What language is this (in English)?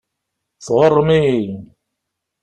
Kabyle